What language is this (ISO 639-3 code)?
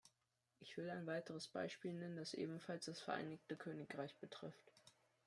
deu